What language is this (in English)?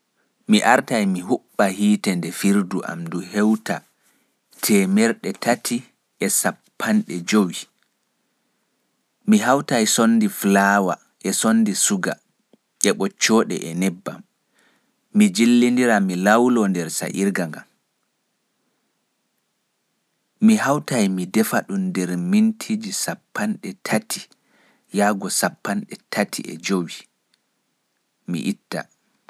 Fula